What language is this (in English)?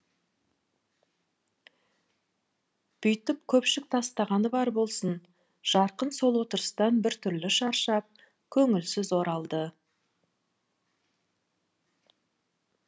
Kazakh